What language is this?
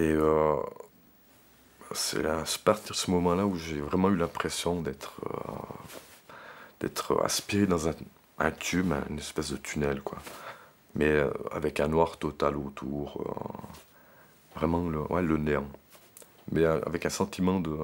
French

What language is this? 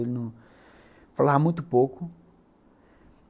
Portuguese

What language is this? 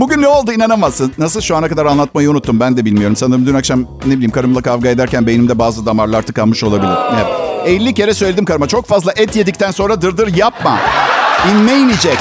Turkish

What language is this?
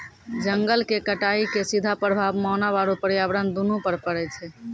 Maithili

